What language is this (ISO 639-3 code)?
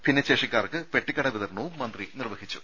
mal